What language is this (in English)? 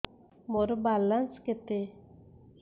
Odia